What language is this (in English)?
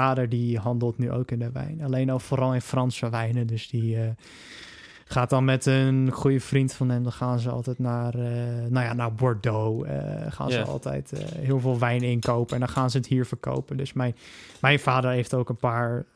Dutch